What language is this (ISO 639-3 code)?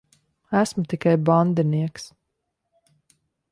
lav